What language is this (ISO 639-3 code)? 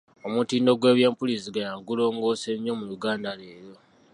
lug